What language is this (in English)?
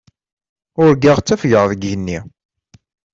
Kabyle